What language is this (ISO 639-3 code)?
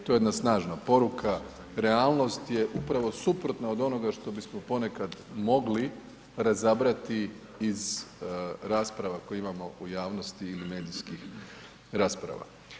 hrv